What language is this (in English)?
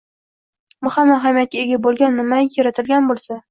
Uzbek